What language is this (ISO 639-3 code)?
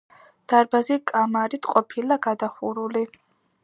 kat